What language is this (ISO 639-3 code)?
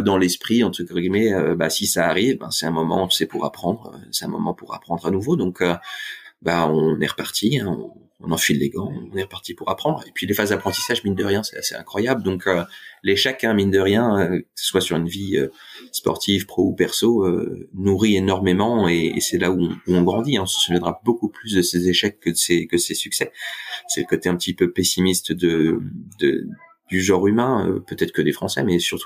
fra